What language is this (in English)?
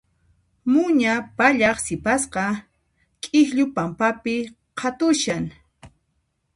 Puno Quechua